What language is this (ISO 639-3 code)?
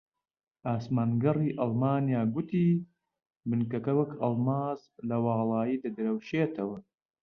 ckb